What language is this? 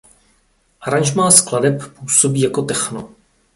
Czech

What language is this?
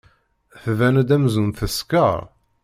Kabyle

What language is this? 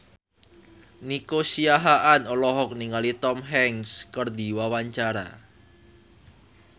Sundanese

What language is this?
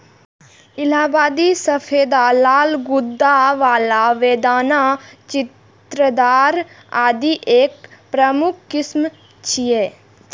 Maithili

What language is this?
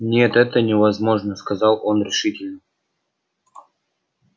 Russian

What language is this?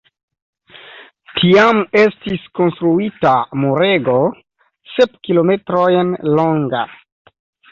Esperanto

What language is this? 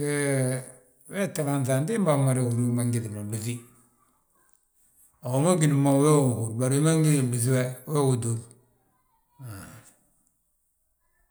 Balanta-Ganja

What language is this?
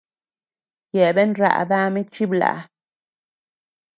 Tepeuxila Cuicatec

